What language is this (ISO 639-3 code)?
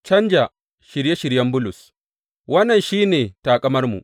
hau